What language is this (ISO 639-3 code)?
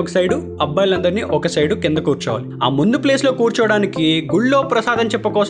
tel